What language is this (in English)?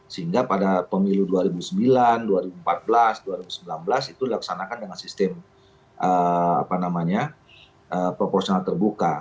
Indonesian